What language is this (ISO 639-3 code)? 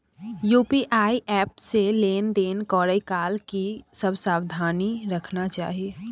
mai